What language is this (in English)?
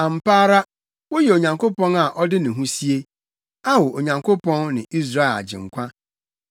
Akan